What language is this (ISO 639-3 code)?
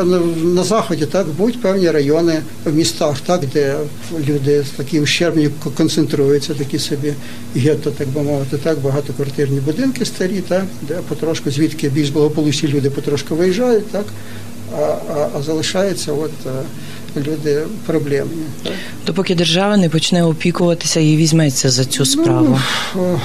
ukr